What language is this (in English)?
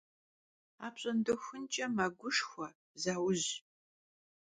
Kabardian